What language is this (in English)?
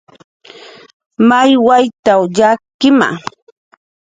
Jaqaru